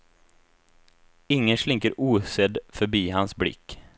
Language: Swedish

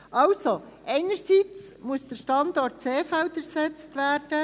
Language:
Swiss German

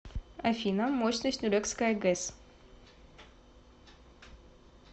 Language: Russian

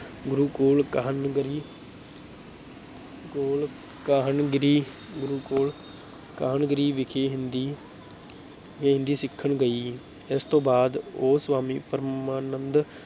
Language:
Punjabi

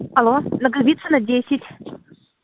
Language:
Russian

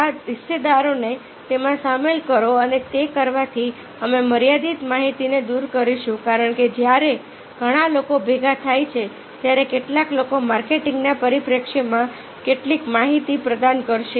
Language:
Gujarati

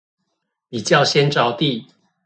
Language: Chinese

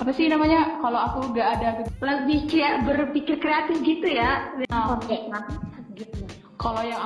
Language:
Indonesian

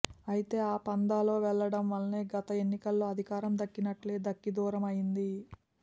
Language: Telugu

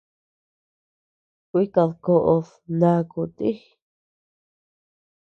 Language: Tepeuxila Cuicatec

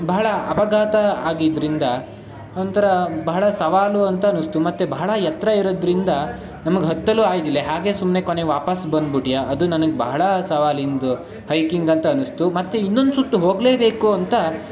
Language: Kannada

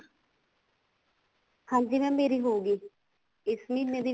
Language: Punjabi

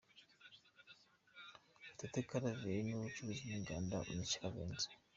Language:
Kinyarwanda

